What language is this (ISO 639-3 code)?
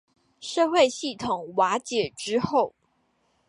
zho